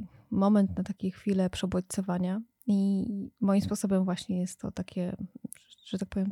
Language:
Polish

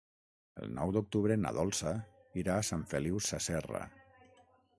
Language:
Catalan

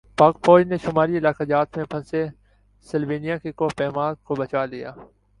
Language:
Urdu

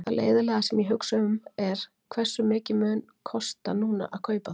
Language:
Icelandic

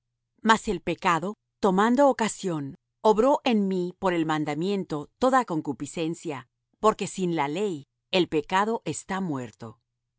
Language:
Spanish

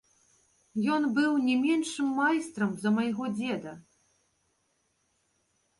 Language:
Belarusian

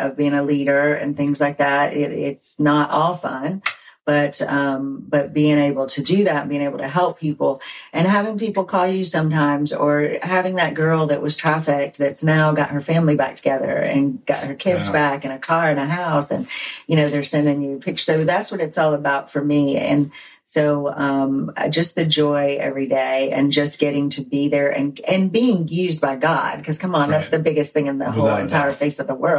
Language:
English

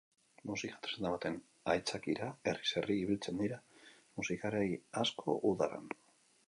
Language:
Basque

